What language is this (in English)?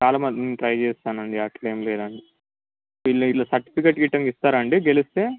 Telugu